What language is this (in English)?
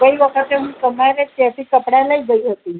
Gujarati